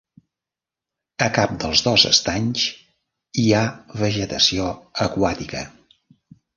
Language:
Catalan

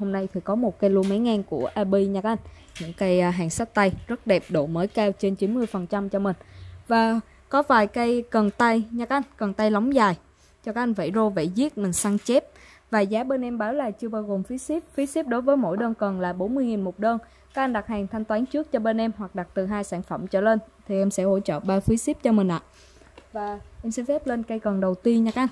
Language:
Vietnamese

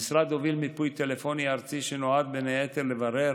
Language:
Hebrew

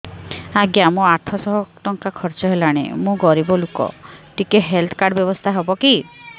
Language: Odia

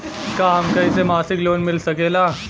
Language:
Bhojpuri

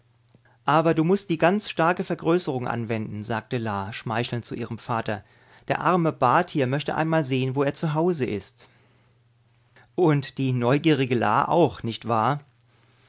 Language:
German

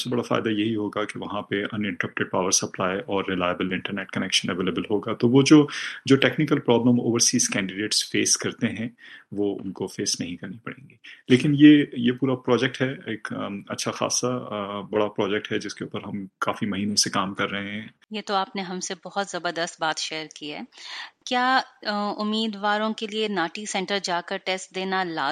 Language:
Urdu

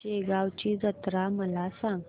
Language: Marathi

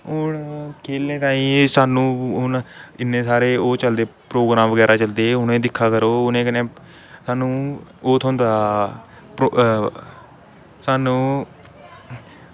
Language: Dogri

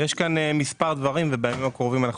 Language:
Hebrew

